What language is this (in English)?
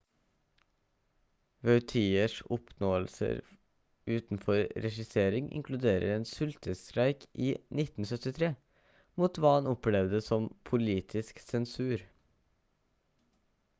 Norwegian Bokmål